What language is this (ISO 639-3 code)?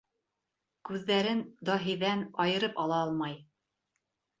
bak